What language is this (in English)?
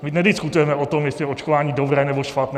Czech